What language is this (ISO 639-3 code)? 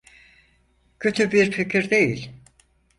tur